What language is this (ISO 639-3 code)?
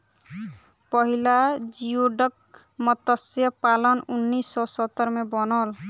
bho